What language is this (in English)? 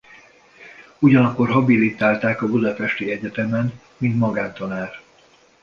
Hungarian